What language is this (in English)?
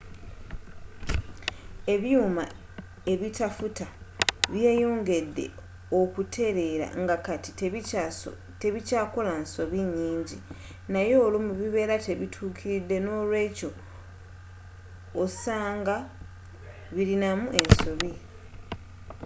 Ganda